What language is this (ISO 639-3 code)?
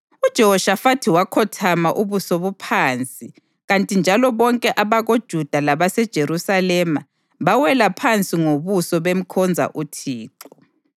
nde